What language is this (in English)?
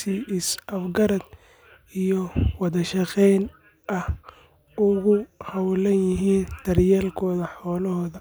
Somali